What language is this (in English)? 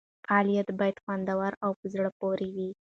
Pashto